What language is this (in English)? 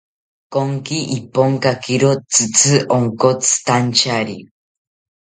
South Ucayali Ashéninka